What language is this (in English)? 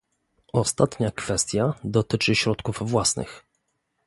Polish